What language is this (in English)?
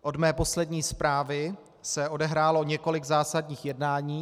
Czech